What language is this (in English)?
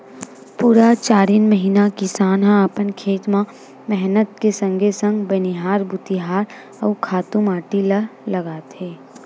Chhattisgarhi